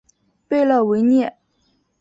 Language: Chinese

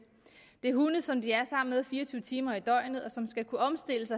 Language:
Danish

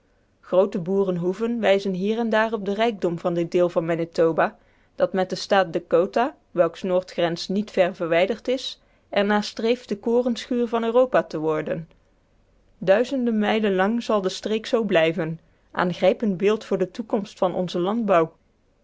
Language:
Dutch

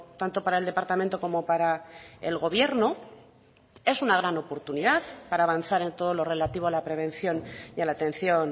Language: Spanish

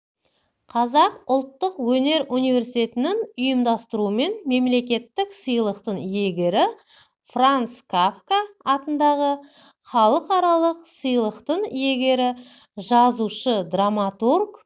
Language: Kazakh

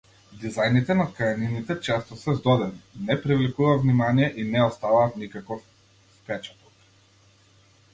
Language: Macedonian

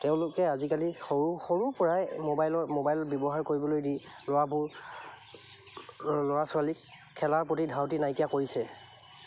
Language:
Assamese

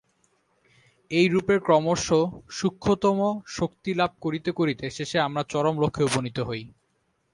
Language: Bangla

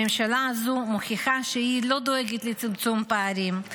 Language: Hebrew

